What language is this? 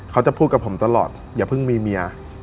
Thai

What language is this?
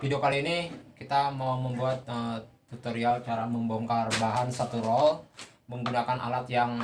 Indonesian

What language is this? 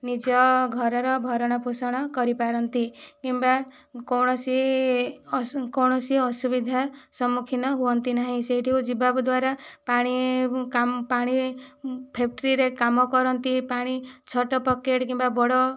Odia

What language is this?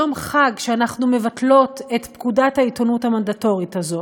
Hebrew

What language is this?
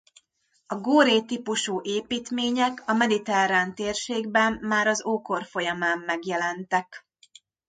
Hungarian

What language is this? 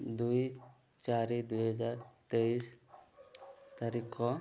Odia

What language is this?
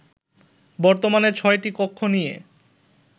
Bangla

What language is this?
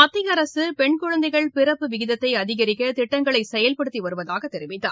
Tamil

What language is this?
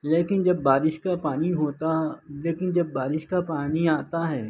Urdu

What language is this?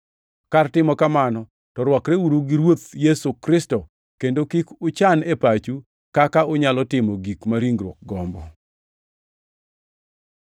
Luo (Kenya and Tanzania)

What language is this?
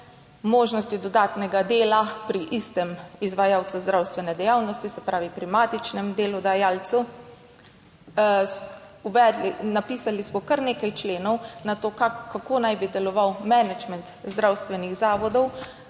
Slovenian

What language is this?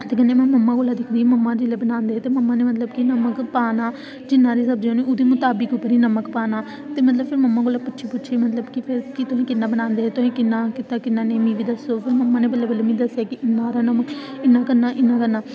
Dogri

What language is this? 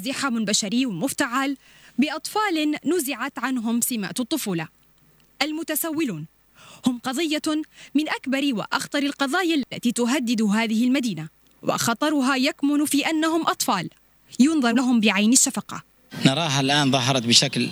Arabic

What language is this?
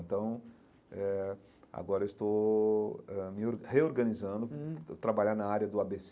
Portuguese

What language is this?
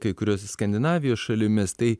Lithuanian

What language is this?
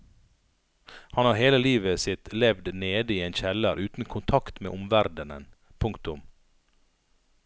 Norwegian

